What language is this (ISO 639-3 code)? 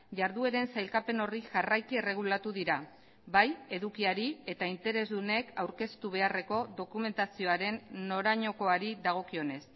eus